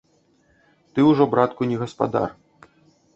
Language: Belarusian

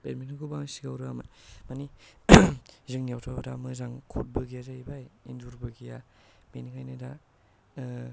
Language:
Bodo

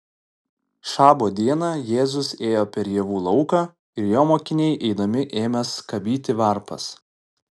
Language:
Lithuanian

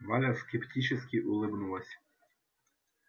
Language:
Russian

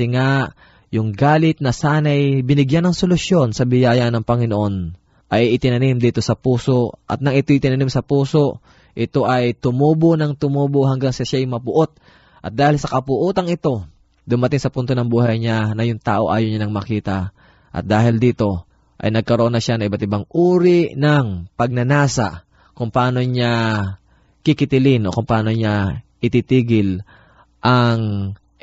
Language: Filipino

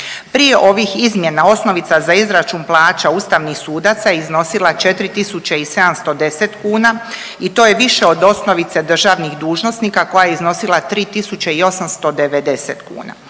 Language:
Croatian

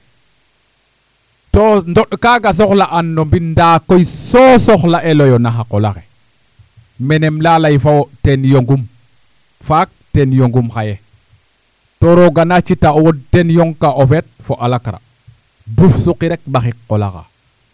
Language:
Serer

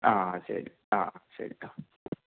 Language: Malayalam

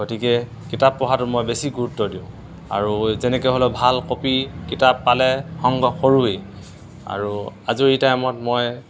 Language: Assamese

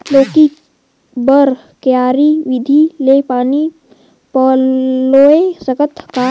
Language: Chhattisgarhi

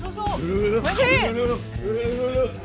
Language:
Thai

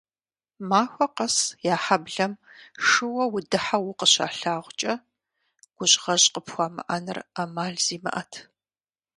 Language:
Kabardian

